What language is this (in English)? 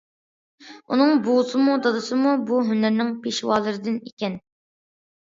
Uyghur